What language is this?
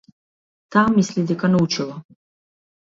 Macedonian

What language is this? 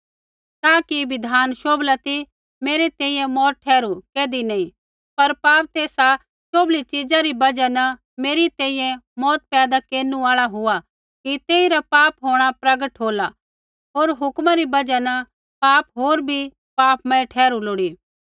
Kullu Pahari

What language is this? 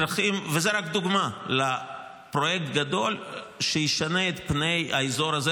Hebrew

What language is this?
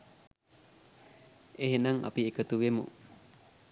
Sinhala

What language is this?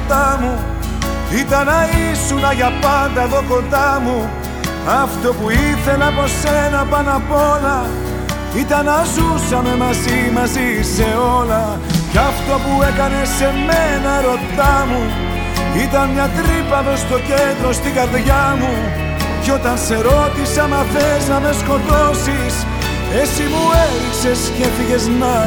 Greek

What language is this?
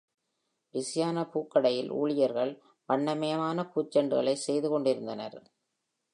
Tamil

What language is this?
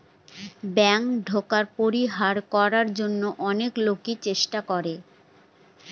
Bangla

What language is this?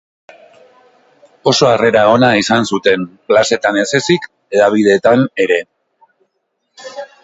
Basque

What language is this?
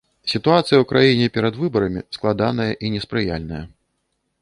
Belarusian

